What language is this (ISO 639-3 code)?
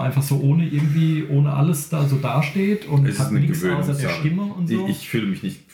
deu